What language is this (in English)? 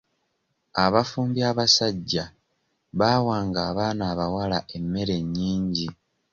Ganda